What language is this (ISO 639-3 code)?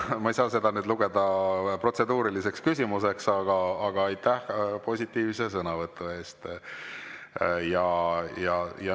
est